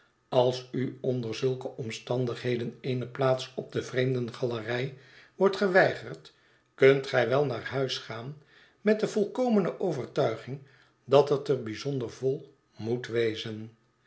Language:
Dutch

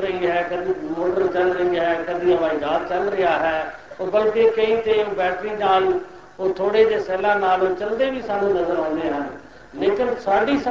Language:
Hindi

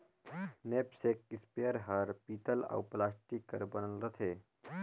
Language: Chhattisgarhi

